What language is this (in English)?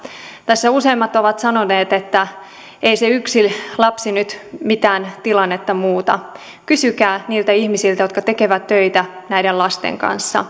Finnish